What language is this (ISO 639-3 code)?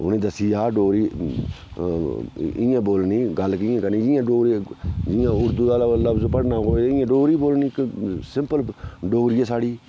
doi